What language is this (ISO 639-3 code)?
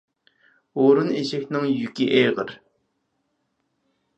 uig